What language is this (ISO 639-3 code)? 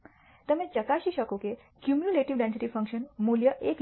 guj